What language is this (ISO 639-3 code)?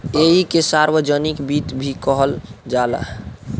bho